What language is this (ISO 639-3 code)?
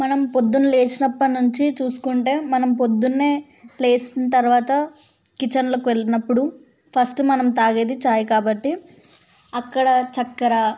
tel